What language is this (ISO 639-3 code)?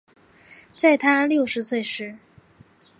zho